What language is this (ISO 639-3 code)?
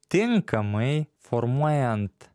lit